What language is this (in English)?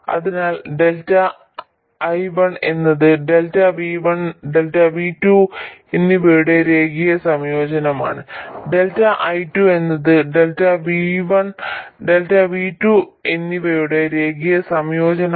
Malayalam